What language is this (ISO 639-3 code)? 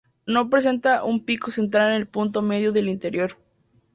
spa